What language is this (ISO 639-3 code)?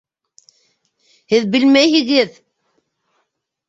bak